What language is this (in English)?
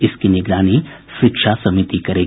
Hindi